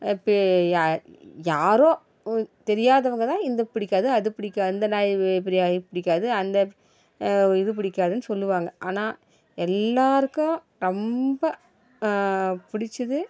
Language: Tamil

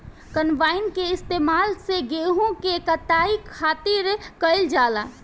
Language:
Bhojpuri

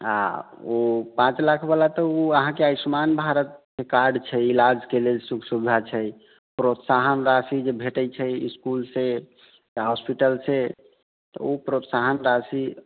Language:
Maithili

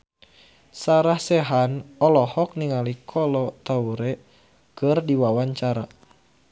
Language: Sundanese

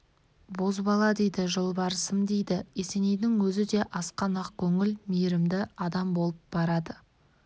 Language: Kazakh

